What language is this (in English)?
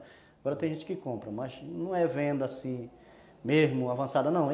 Portuguese